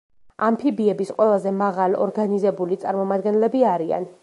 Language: Georgian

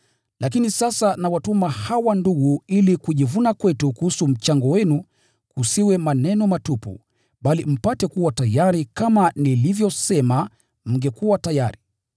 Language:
Swahili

